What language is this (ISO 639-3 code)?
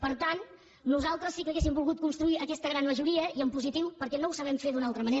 cat